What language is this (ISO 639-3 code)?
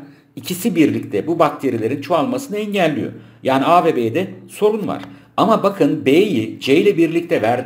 tur